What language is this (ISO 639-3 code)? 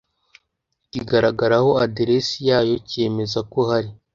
kin